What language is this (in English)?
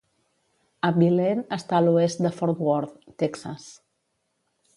Catalan